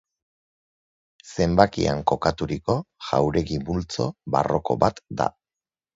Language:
Basque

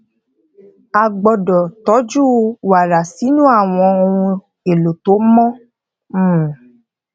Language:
Yoruba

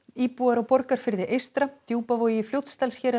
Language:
Icelandic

